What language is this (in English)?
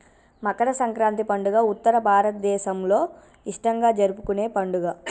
Telugu